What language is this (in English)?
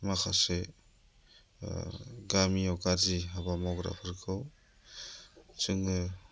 Bodo